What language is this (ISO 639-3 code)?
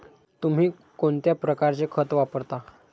mar